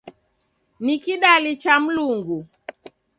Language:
Taita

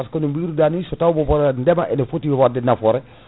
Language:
Fula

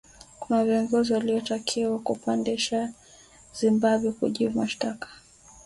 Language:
Swahili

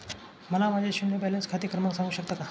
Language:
Marathi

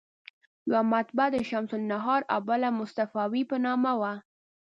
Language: Pashto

